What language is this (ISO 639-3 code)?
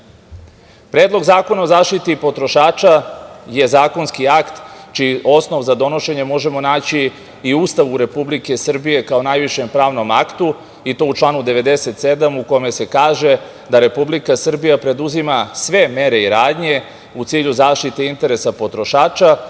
srp